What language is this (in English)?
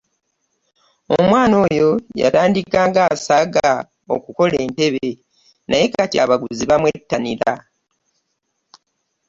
Ganda